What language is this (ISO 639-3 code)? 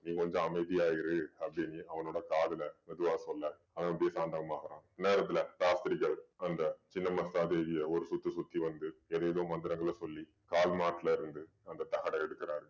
tam